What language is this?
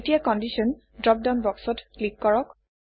Assamese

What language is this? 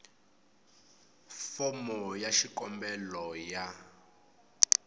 Tsonga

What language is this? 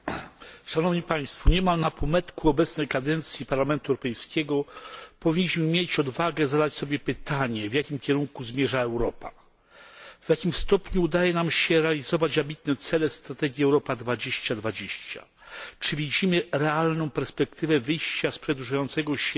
Polish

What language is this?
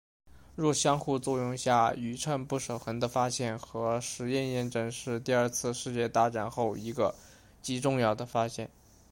Chinese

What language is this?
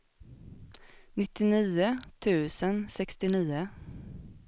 Swedish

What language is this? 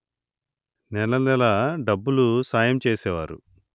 Telugu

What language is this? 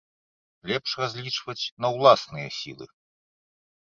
Belarusian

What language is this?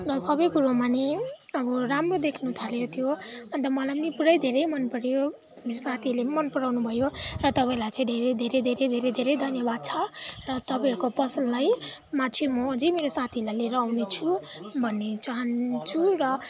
Nepali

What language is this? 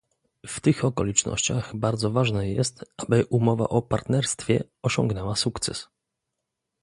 Polish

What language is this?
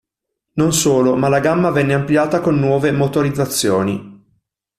Italian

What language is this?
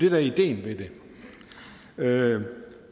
Danish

